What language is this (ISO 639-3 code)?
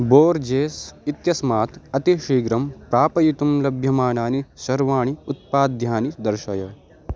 san